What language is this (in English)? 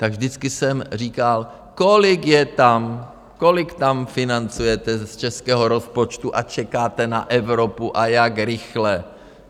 Czech